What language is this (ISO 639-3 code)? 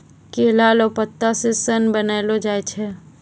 mai